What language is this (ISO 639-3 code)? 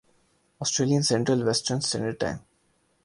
urd